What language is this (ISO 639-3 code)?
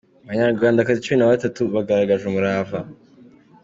kin